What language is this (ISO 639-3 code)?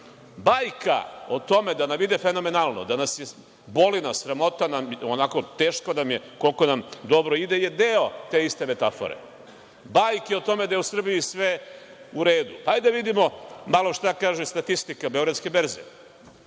srp